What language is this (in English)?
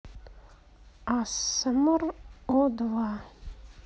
Russian